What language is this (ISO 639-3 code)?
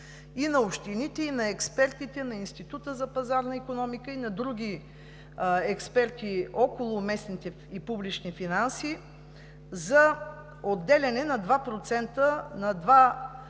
bul